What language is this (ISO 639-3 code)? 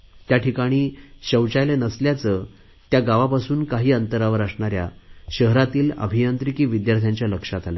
mar